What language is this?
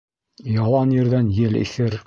Bashkir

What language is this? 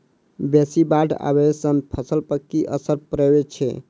Maithili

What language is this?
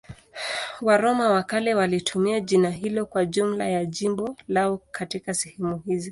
Swahili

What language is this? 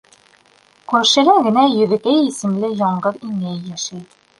Bashkir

